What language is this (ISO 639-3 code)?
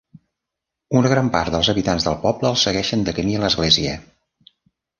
cat